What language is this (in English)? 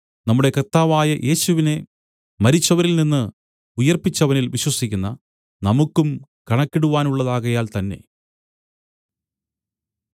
Malayalam